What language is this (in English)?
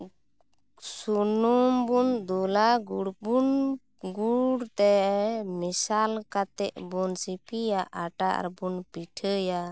Santali